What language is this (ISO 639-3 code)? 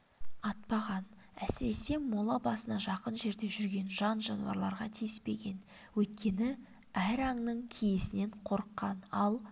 kaz